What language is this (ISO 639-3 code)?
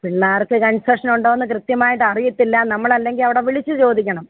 mal